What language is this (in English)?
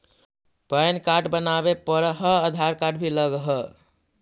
Magahi